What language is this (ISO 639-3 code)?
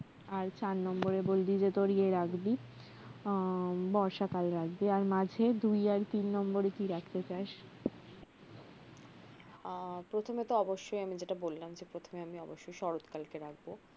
ben